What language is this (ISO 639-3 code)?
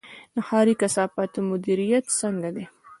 pus